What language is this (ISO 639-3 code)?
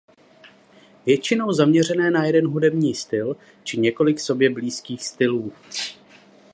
ces